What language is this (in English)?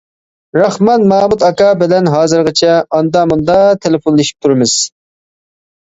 Uyghur